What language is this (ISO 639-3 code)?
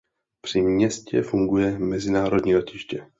ces